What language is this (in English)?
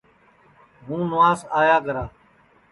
Sansi